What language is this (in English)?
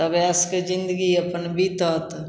Maithili